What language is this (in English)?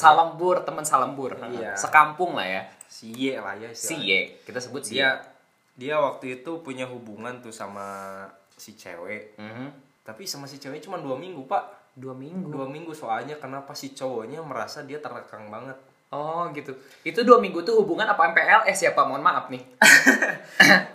Indonesian